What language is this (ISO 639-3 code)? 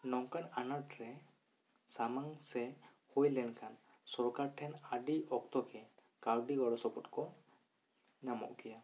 sat